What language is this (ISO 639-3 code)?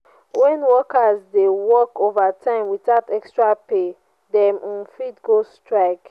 pcm